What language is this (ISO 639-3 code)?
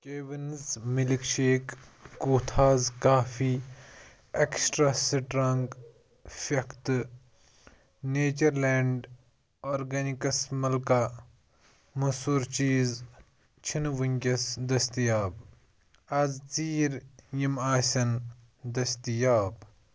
kas